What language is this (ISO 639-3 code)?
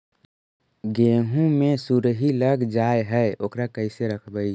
mag